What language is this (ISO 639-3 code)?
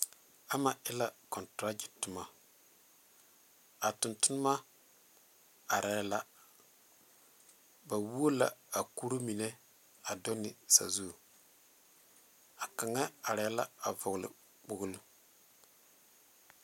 dga